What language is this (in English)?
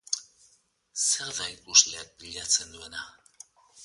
Basque